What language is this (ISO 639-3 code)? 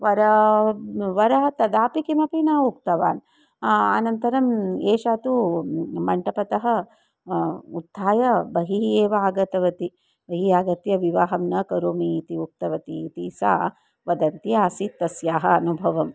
san